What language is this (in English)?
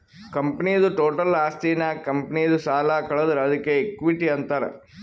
Kannada